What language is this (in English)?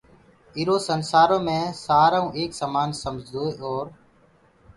Gurgula